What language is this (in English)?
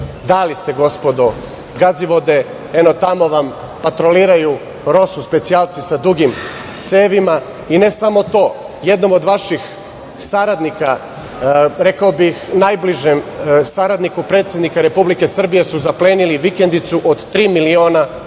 Serbian